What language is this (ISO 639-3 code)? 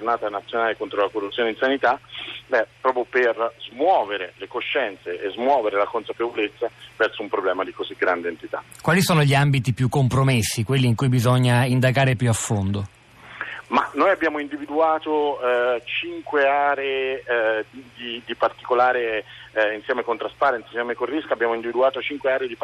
ita